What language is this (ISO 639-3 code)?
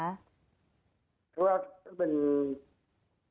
tha